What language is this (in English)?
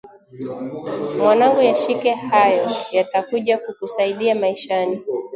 Swahili